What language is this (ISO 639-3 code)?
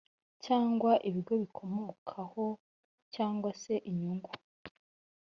kin